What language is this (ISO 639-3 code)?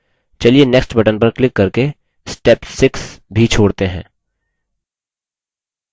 hin